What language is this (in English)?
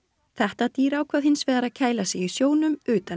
Icelandic